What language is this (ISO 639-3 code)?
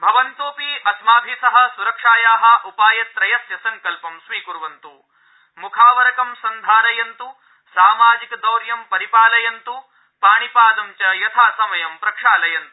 san